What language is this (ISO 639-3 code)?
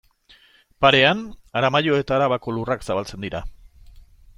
eus